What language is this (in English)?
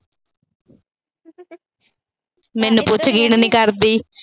Punjabi